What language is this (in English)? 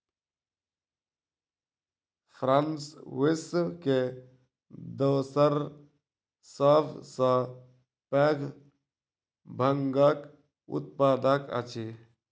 Maithili